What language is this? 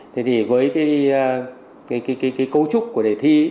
Vietnamese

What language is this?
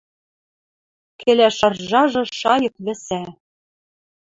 Western Mari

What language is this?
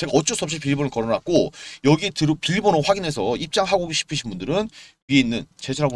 Korean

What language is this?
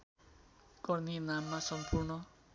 Nepali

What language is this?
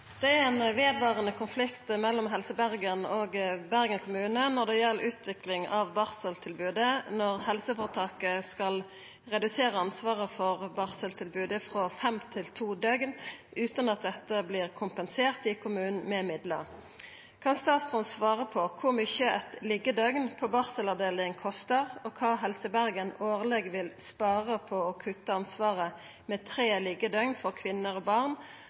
Norwegian Nynorsk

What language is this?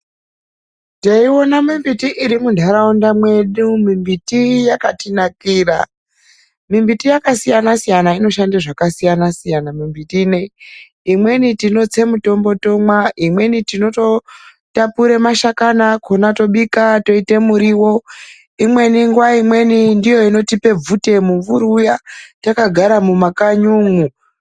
Ndau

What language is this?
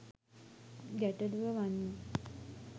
Sinhala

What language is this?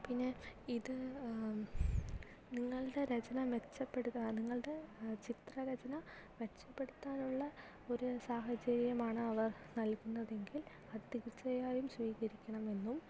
Malayalam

